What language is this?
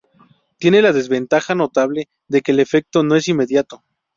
Spanish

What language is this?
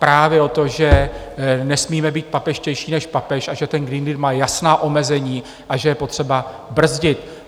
Czech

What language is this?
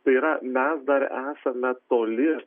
Lithuanian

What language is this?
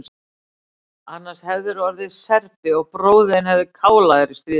Icelandic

